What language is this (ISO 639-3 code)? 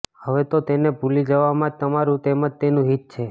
guj